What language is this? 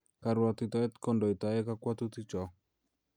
Kalenjin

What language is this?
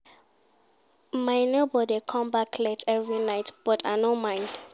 Nigerian Pidgin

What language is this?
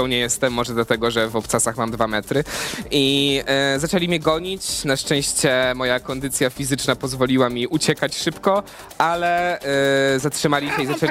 Polish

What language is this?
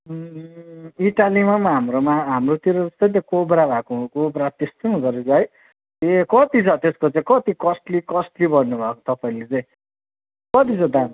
Nepali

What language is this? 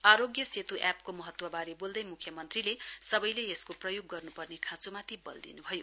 Nepali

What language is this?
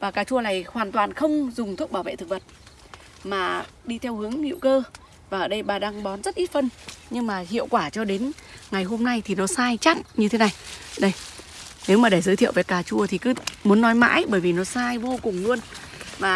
Vietnamese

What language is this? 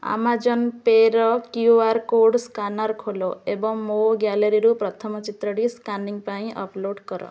Odia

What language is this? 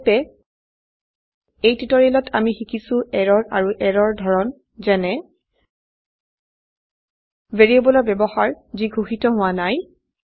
Assamese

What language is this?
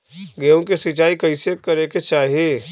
Bhojpuri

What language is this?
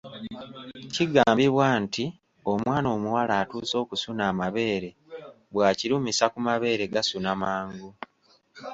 Ganda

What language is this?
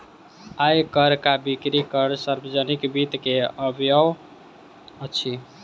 Maithili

